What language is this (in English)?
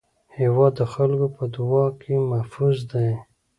Pashto